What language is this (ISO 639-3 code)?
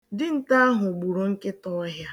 ibo